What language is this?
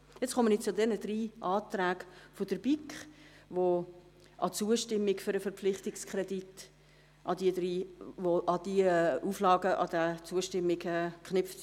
Swiss German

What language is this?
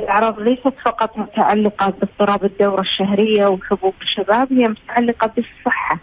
Arabic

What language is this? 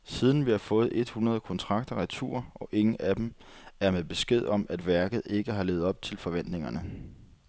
Danish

